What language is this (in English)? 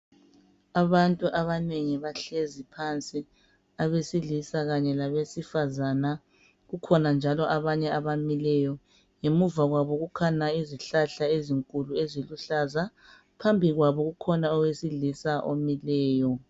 North Ndebele